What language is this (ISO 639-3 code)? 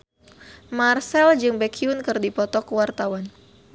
sun